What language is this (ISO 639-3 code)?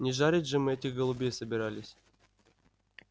rus